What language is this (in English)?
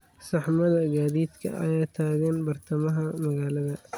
Somali